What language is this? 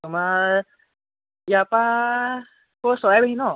Assamese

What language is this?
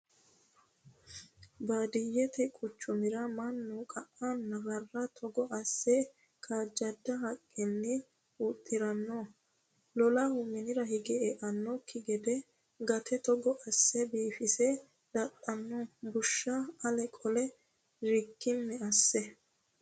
Sidamo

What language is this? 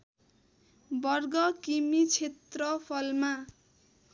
Nepali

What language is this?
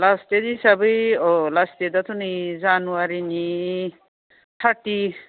Bodo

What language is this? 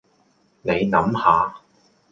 Cantonese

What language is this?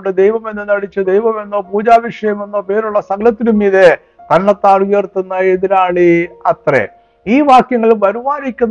Malayalam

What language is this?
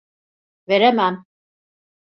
Turkish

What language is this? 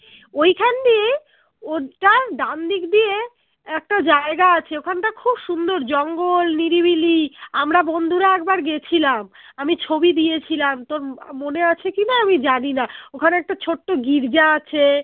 Bangla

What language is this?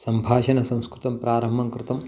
Sanskrit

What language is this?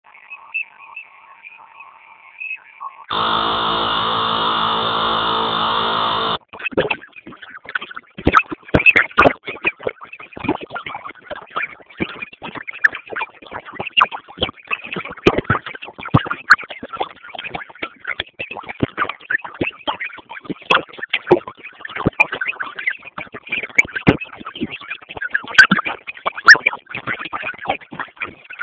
Swahili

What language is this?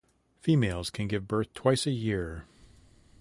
English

